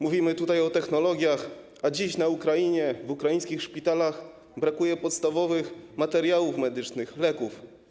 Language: Polish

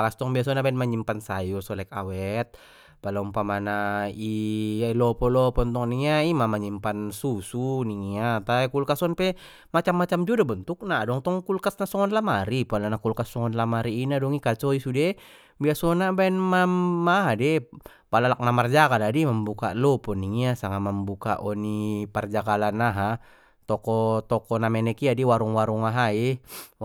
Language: Batak Mandailing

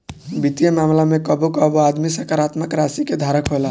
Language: Bhojpuri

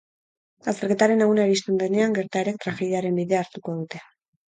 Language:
Basque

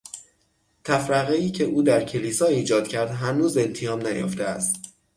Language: Persian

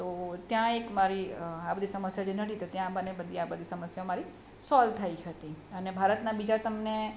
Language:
Gujarati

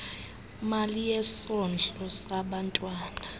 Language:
Xhosa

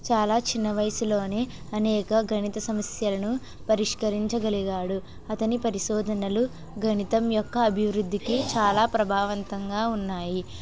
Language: Telugu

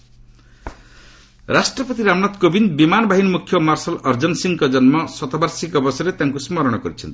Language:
Odia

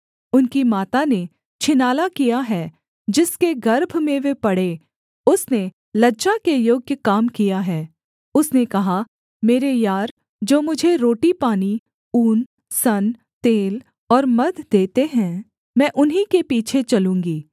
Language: Hindi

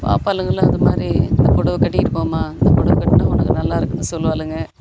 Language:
Tamil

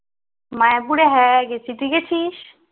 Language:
Bangla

